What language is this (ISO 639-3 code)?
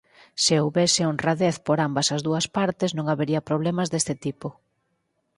glg